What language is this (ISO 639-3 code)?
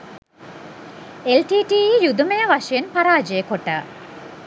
sin